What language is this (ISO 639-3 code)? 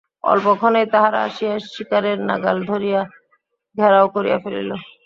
ben